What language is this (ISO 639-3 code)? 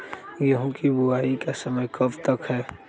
mag